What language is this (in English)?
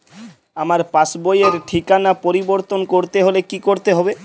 Bangla